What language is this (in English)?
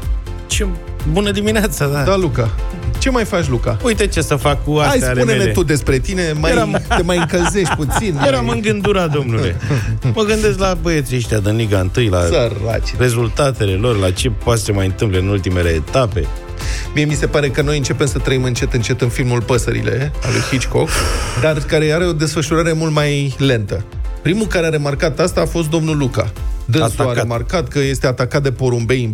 Romanian